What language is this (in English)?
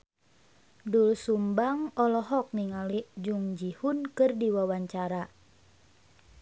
Sundanese